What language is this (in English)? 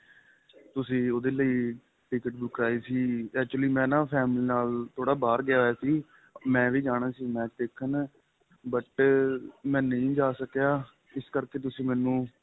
Punjabi